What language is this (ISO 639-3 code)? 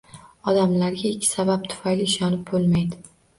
uzb